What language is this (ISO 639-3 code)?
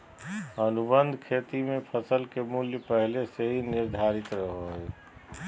mag